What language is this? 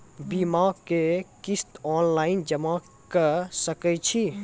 Maithili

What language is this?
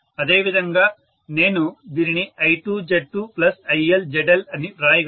Telugu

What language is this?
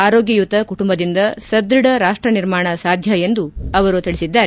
Kannada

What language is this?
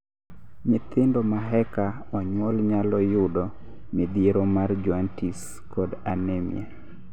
Luo (Kenya and Tanzania)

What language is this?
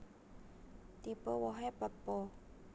Javanese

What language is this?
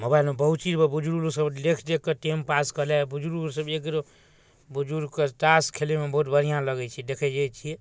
Maithili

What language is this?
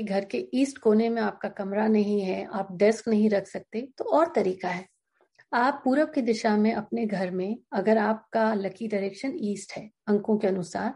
Hindi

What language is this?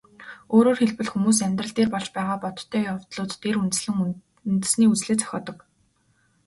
Mongolian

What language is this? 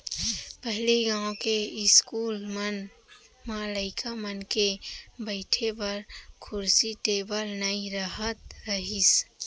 Chhattisgarhi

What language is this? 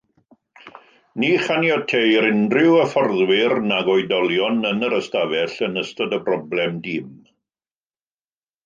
Welsh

